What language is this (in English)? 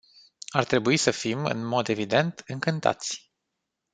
Romanian